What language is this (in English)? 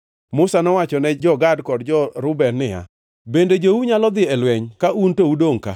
Luo (Kenya and Tanzania)